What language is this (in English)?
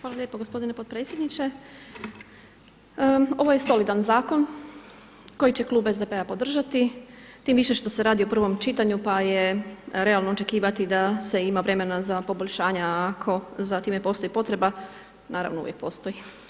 Croatian